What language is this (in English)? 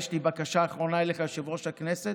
Hebrew